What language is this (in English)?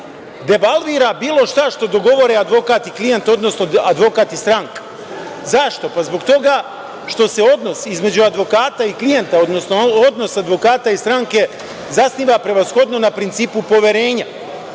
Serbian